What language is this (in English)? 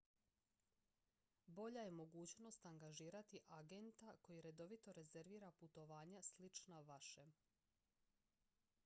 Croatian